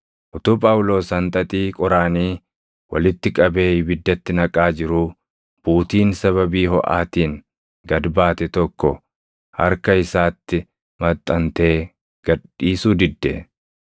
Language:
Oromo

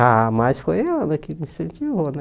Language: Portuguese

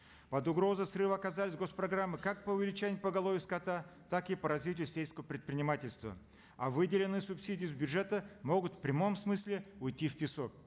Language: Kazakh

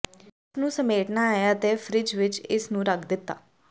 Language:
Punjabi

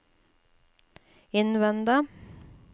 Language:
Norwegian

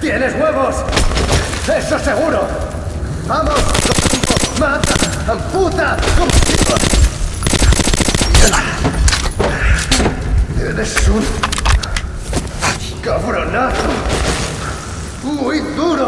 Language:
Spanish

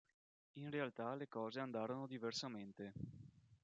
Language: Italian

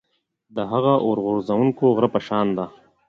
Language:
Pashto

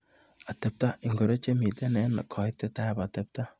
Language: Kalenjin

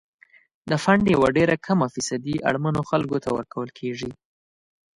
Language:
Pashto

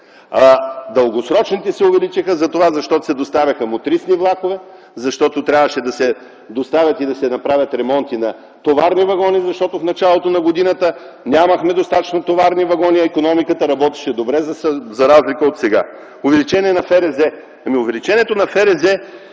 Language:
Bulgarian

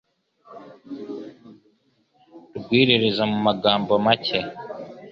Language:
Kinyarwanda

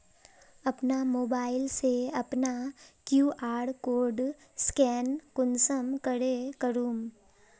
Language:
Magahi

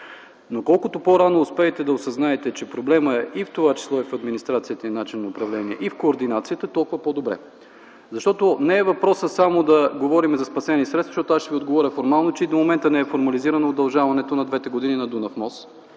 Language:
Bulgarian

